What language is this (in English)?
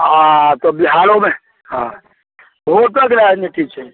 Maithili